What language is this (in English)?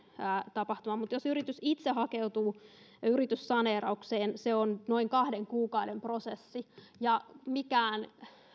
Finnish